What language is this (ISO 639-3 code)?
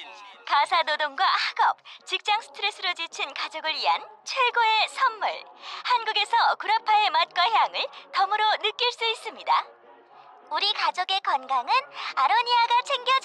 kor